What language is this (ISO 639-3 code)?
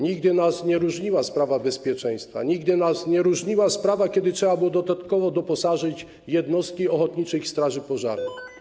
pol